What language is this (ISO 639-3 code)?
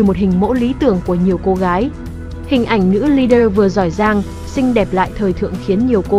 vie